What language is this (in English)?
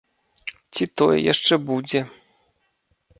Belarusian